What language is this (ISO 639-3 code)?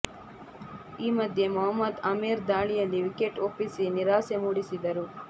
kan